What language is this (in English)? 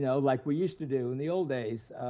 English